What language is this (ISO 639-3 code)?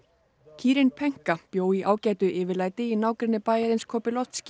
isl